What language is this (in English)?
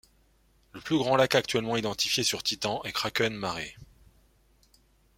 French